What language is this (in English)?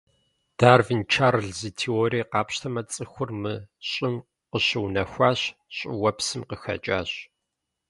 Kabardian